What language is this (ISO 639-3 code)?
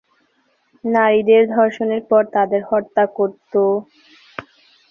ben